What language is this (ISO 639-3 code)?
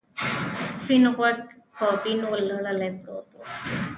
pus